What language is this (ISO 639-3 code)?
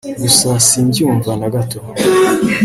kin